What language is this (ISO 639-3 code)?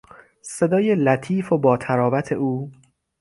fas